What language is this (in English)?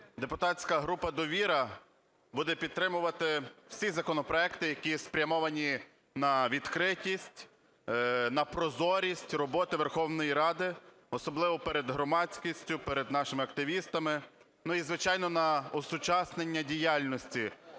Ukrainian